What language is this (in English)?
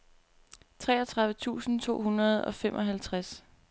Danish